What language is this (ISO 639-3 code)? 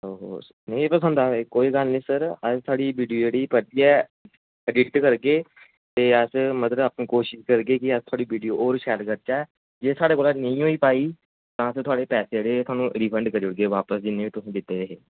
doi